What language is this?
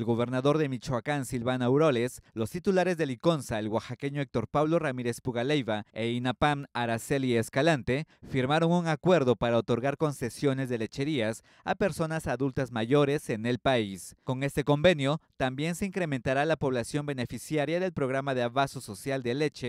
Spanish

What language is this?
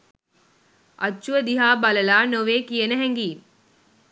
Sinhala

